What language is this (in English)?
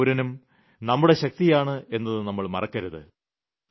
Malayalam